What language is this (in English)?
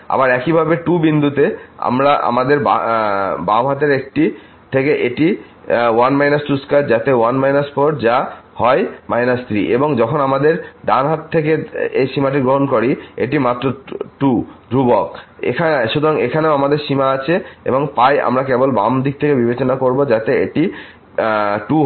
Bangla